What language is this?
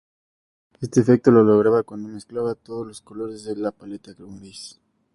Spanish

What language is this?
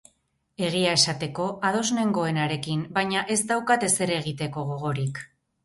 Basque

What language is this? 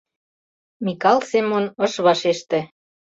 Mari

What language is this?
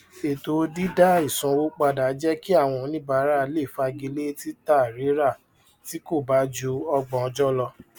Yoruba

